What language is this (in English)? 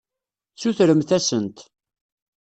Kabyle